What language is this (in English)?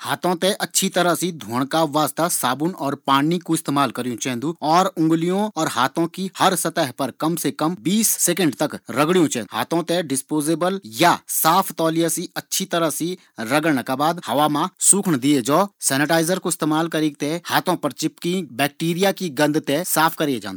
Garhwali